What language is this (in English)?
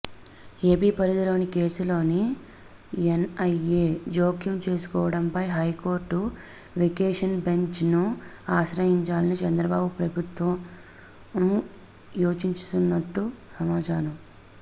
Telugu